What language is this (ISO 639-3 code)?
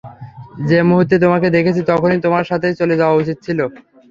ben